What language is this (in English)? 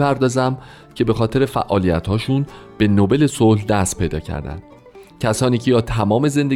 Persian